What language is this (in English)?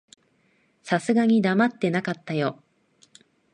Japanese